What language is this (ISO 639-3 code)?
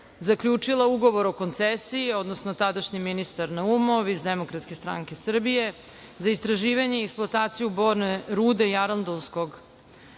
srp